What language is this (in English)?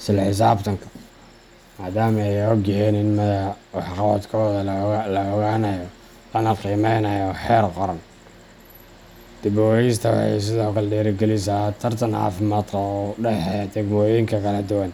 Somali